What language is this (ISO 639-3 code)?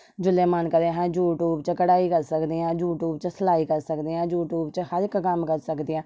doi